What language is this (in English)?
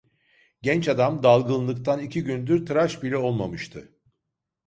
Turkish